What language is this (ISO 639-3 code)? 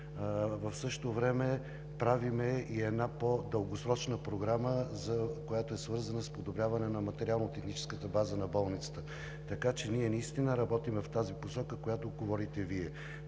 bul